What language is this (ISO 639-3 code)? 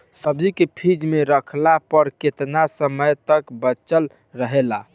bho